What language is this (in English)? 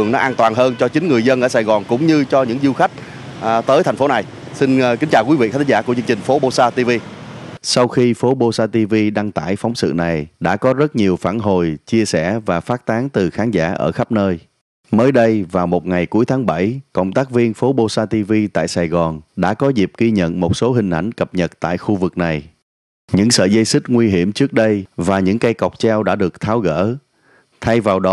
Vietnamese